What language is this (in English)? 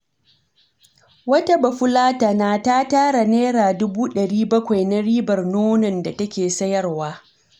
Hausa